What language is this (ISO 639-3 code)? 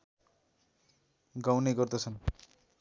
nep